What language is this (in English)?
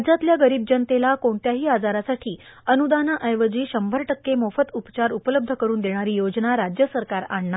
Marathi